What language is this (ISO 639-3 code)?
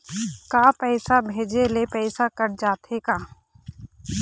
hne